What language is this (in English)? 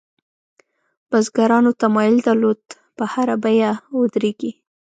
Pashto